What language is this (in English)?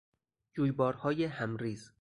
Persian